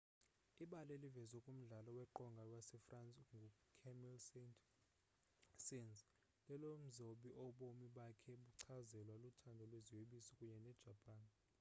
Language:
Xhosa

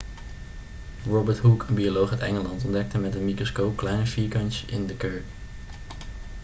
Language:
Dutch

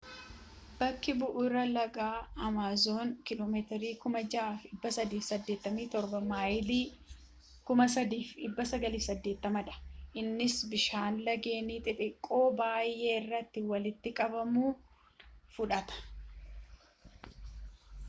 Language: Oromo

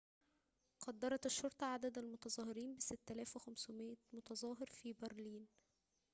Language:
Arabic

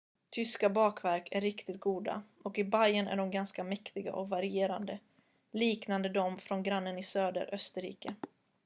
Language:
Swedish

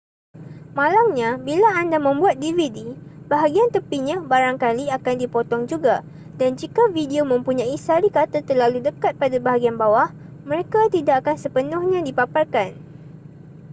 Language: Malay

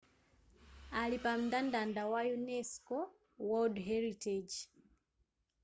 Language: Nyanja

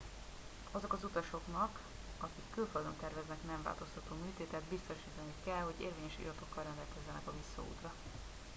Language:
Hungarian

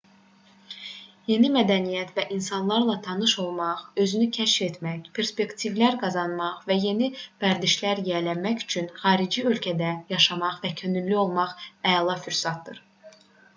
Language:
Azerbaijani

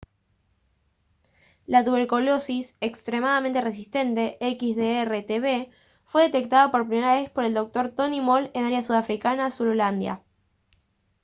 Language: Spanish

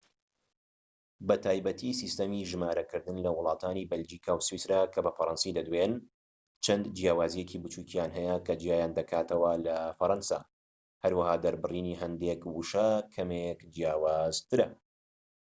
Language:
Central Kurdish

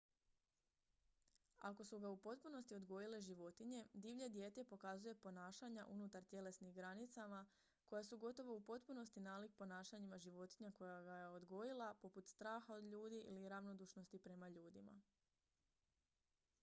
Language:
Croatian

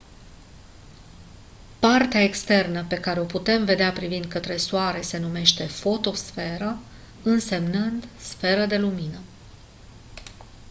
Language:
Romanian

